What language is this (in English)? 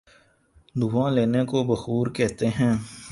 Urdu